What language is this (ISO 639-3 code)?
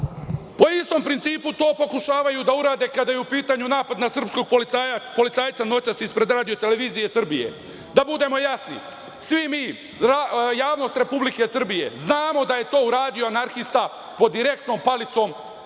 srp